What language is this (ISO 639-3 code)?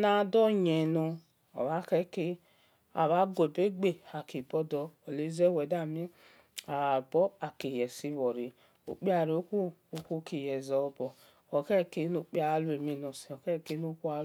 ish